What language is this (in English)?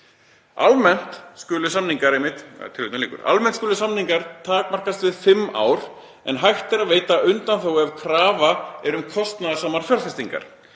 Icelandic